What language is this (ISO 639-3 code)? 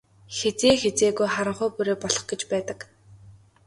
mon